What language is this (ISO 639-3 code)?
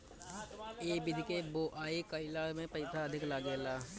bho